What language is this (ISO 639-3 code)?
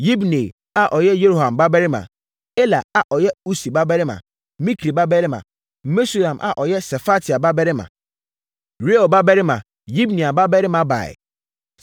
aka